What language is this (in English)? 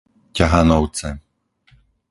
Slovak